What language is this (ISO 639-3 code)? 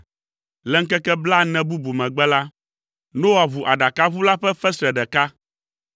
ewe